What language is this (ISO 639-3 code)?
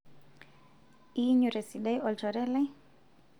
mas